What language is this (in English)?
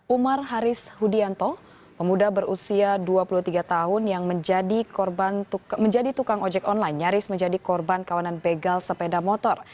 Indonesian